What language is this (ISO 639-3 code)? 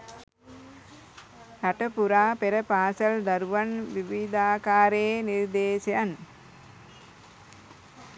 sin